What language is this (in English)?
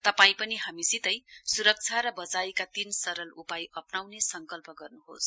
Nepali